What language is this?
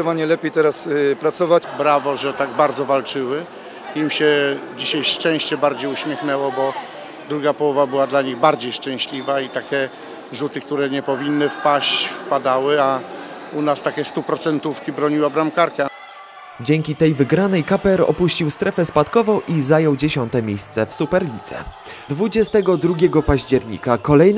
Polish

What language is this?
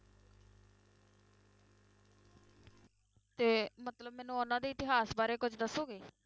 Punjabi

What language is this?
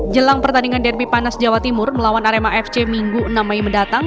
Indonesian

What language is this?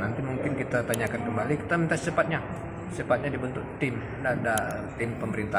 Indonesian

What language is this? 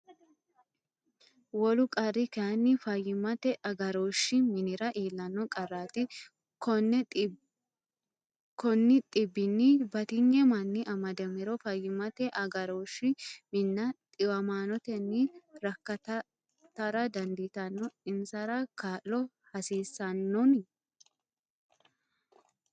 Sidamo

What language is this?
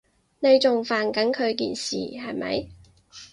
Cantonese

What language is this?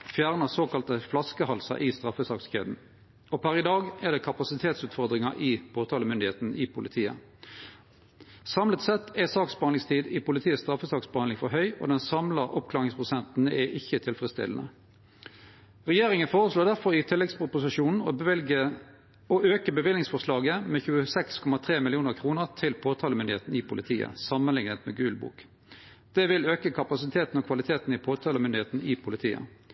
Norwegian Nynorsk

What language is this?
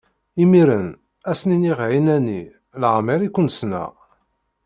Kabyle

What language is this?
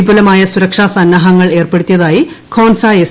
Malayalam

